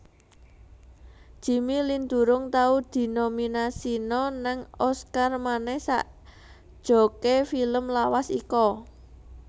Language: Javanese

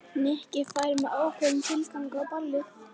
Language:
Icelandic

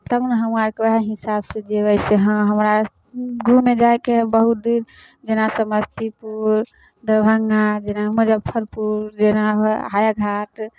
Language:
Maithili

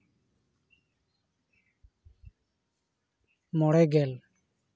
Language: Santali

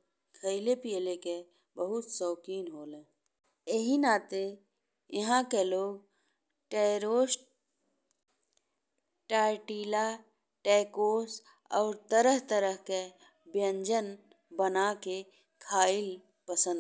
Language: Bhojpuri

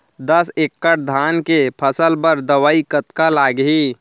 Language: Chhattisgarhi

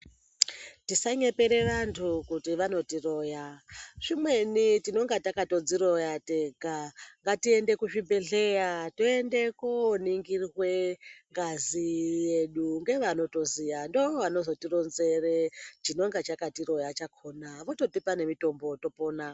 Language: Ndau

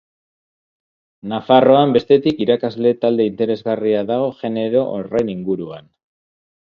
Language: Basque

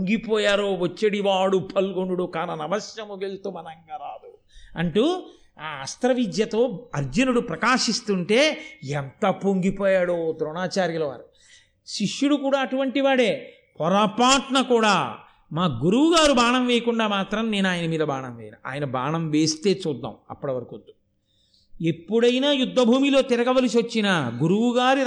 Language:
Telugu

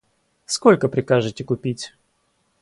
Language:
Russian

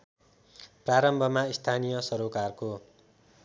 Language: Nepali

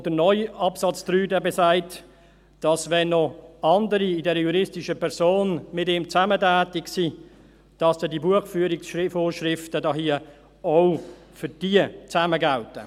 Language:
Swiss German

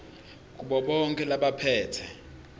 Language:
Swati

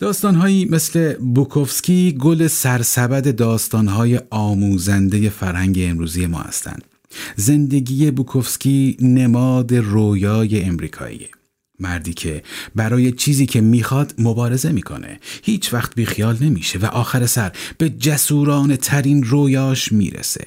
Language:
Persian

